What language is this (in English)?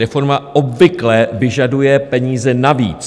Czech